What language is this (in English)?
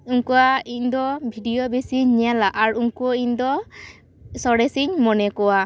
Santali